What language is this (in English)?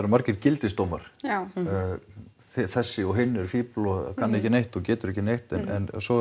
Icelandic